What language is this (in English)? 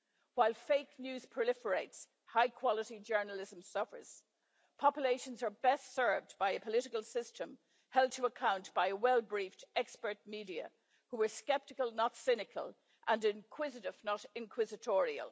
English